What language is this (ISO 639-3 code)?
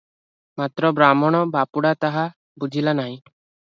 ori